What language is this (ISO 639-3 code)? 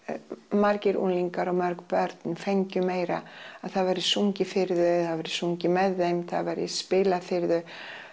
isl